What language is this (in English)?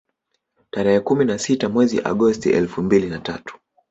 Swahili